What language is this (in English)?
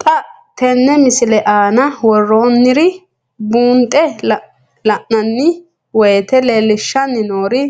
Sidamo